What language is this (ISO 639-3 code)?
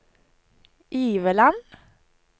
nor